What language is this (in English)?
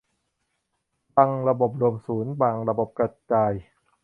Thai